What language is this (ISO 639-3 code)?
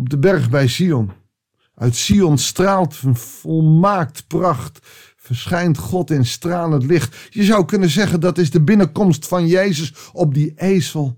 nld